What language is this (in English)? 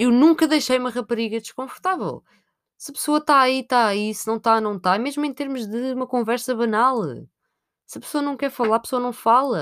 Portuguese